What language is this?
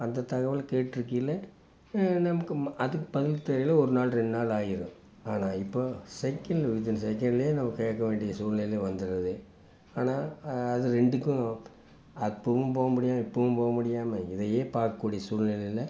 Tamil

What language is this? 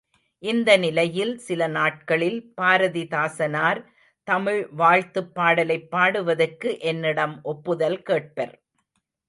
Tamil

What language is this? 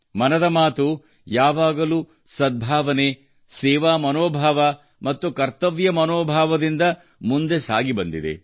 Kannada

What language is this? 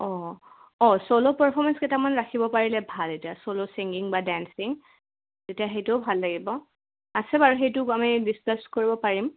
Assamese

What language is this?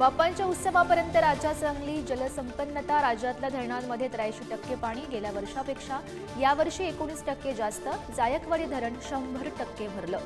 Marathi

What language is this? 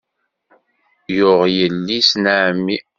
Kabyle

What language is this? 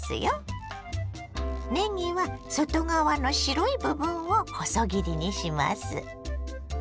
Japanese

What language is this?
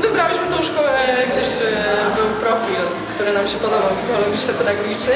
Polish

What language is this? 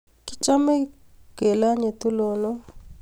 Kalenjin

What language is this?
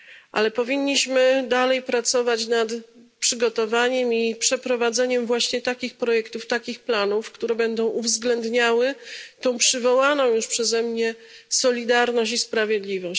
Polish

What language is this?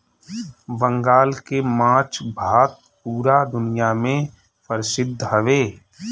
Bhojpuri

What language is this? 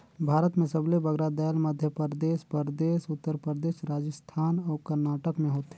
Chhattisgarhi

